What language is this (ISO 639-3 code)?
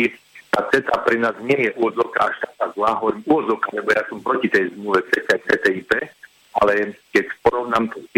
slk